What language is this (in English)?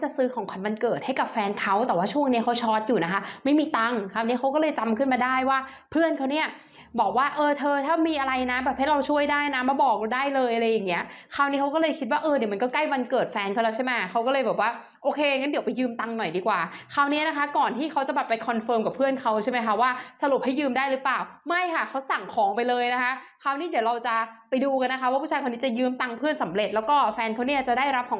Thai